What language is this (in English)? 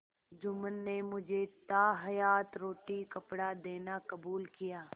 Hindi